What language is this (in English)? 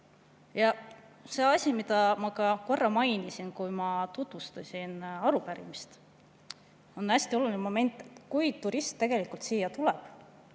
Estonian